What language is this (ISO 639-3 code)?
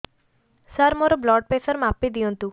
ori